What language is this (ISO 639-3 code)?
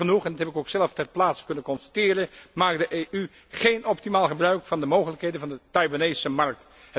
nld